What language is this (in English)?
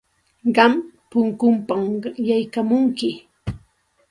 Santa Ana de Tusi Pasco Quechua